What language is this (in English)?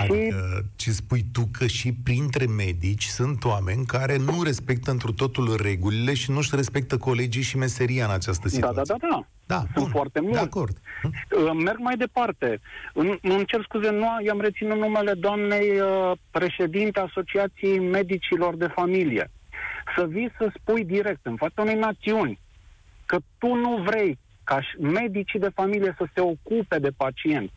Romanian